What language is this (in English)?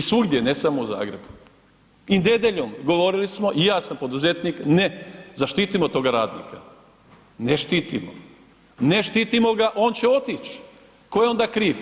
Croatian